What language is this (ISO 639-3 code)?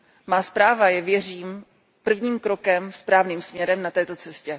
ces